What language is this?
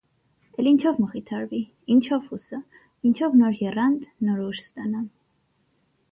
Armenian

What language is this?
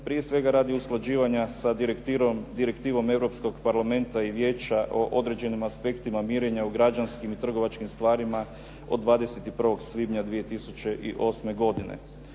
Croatian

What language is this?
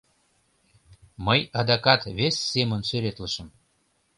Mari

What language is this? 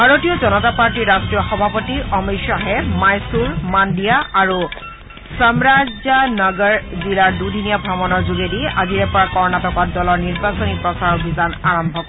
Assamese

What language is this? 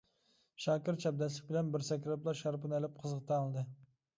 Uyghur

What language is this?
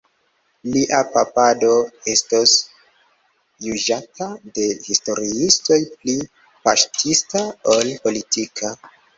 Esperanto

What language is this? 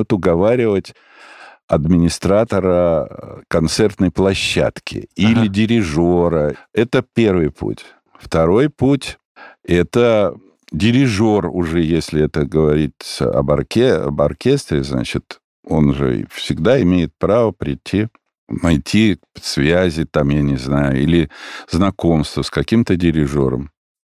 Russian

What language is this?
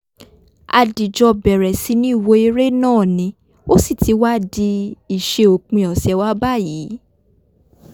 Yoruba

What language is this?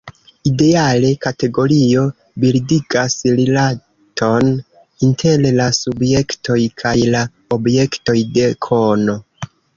Esperanto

